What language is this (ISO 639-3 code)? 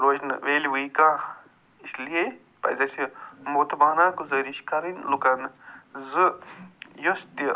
kas